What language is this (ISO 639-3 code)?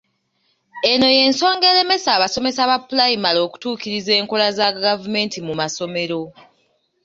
lug